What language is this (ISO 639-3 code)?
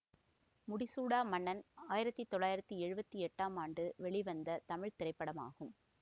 tam